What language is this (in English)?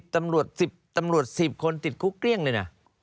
Thai